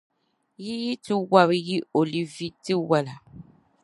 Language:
Dagbani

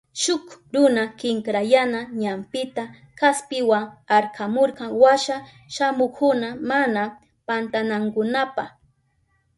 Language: Southern Pastaza Quechua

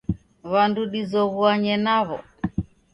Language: Taita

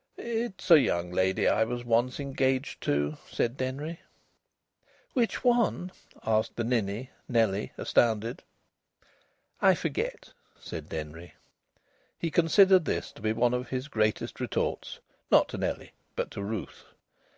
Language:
English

